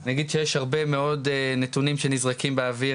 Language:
Hebrew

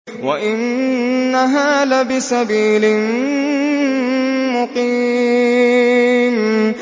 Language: Arabic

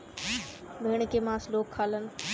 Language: Bhojpuri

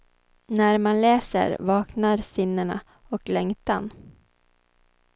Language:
Swedish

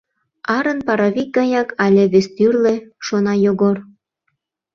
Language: Mari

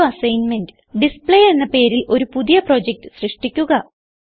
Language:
Malayalam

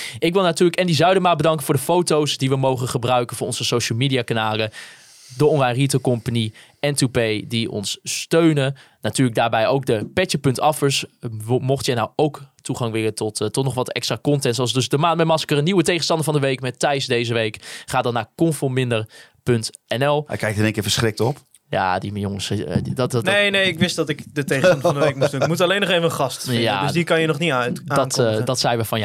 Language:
Dutch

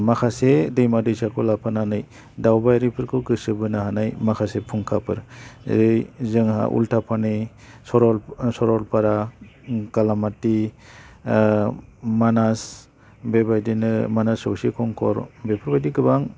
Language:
Bodo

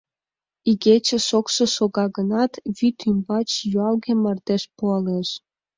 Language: Mari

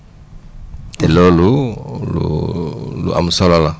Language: Wolof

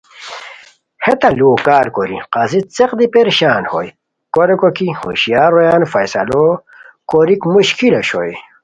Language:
Khowar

